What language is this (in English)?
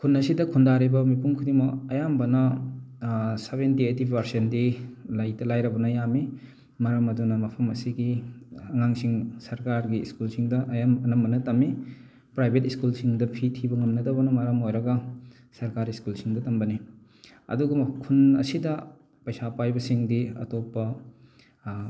Manipuri